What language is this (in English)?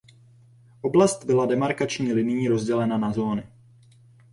Czech